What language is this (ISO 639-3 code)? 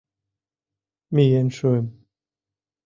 chm